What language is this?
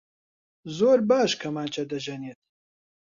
Central Kurdish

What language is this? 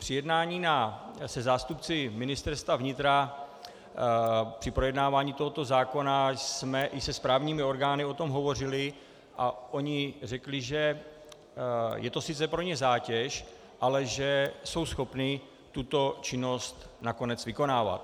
Czech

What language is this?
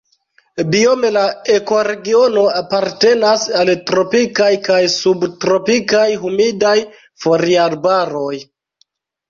Esperanto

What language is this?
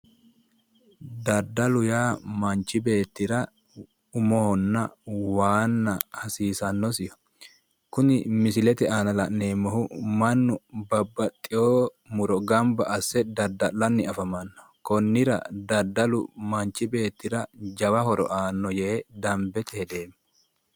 Sidamo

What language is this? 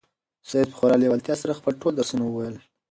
Pashto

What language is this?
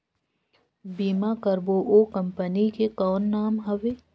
Chhattisgarhi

